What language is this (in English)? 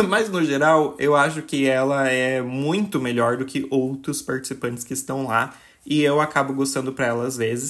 Portuguese